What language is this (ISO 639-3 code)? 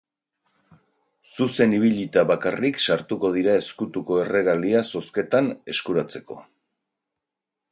eus